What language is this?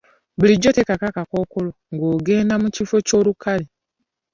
Ganda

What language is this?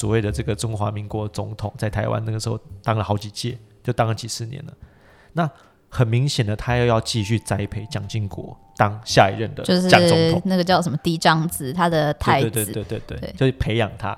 Chinese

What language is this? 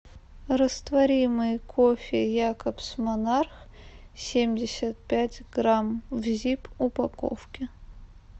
Russian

